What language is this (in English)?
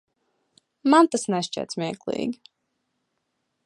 Latvian